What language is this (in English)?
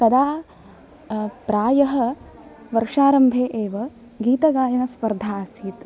Sanskrit